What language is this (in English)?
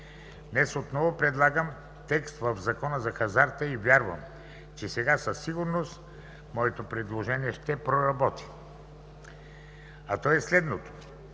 Bulgarian